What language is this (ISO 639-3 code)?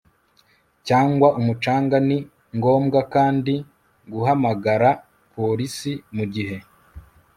kin